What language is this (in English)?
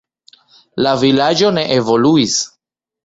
Esperanto